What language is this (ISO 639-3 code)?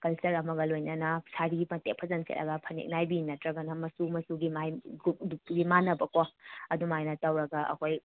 mni